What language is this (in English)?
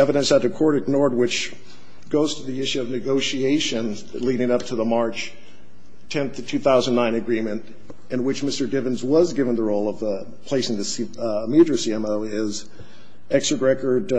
English